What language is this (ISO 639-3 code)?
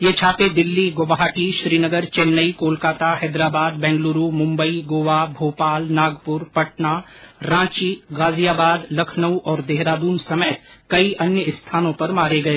hin